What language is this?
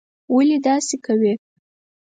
Pashto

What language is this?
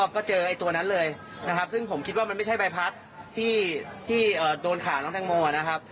Thai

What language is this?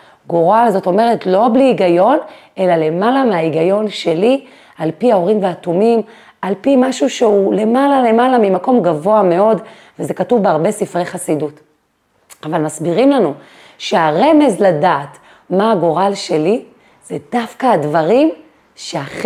Hebrew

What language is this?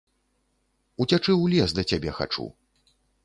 Belarusian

